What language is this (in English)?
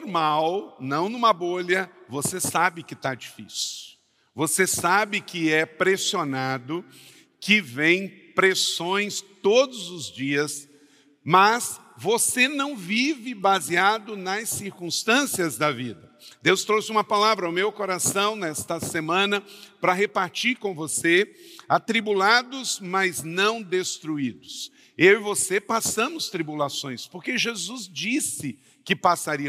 Portuguese